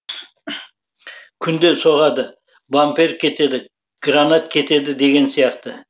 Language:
Kazakh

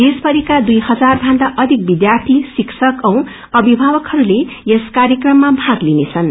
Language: Nepali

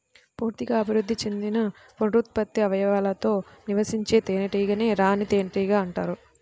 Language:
Telugu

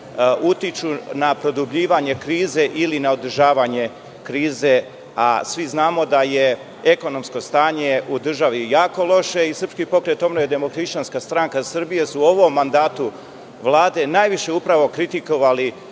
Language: Serbian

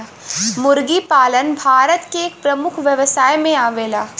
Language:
Bhojpuri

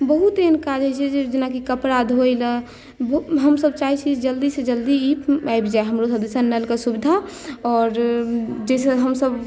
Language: Maithili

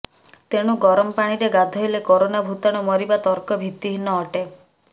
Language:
Odia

